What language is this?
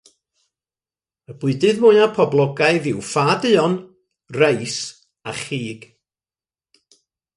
Welsh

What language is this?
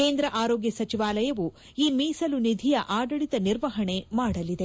Kannada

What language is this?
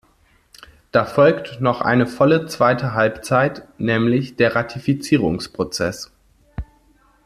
German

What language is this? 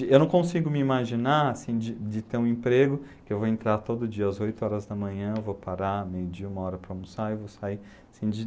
Portuguese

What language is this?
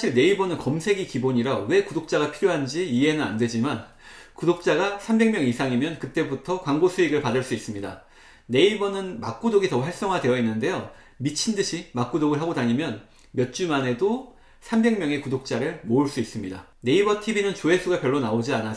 Korean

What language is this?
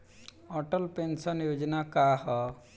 Bhojpuri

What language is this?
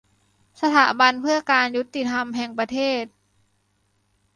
Thai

